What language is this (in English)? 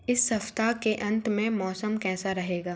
Hindi